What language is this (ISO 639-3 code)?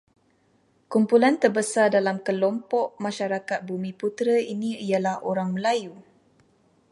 msa